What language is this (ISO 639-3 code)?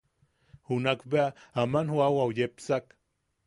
yaq